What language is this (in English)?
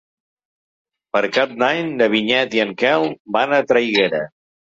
Catalan